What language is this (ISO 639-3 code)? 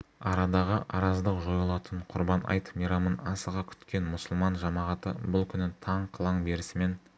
kaz